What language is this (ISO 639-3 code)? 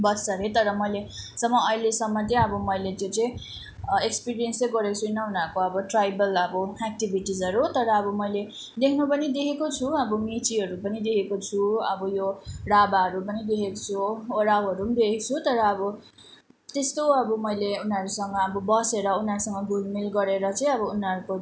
nep